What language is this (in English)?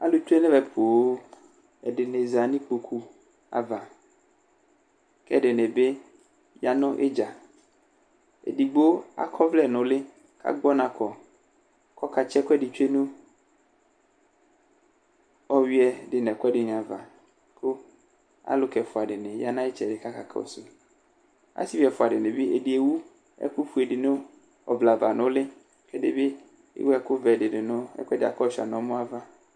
Ikposo